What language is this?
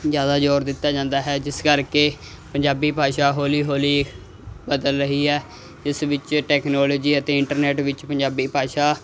Punjabi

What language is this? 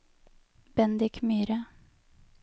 Norwegian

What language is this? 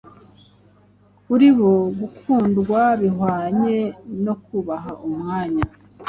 Kinyarwanda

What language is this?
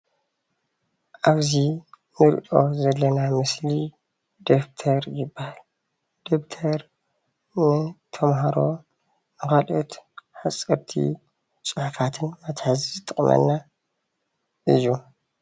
Tigrinya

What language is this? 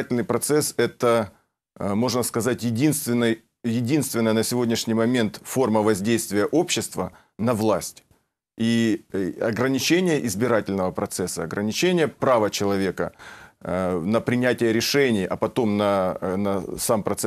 Russian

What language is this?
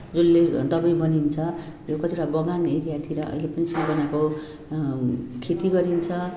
Nepali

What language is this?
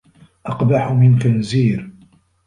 Arabic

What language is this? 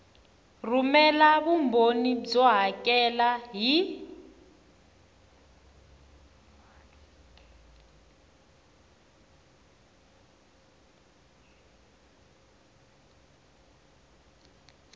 Tsonga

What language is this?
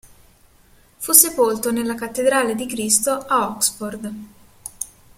Italian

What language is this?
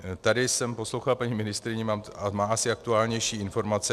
Czech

